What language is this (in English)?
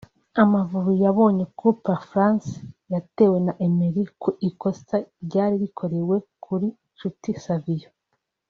Kinyarwanda